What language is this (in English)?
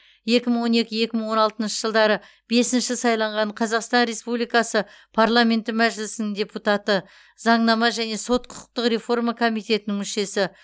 Kazakh